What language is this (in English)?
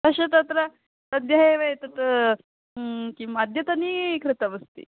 Sanskrit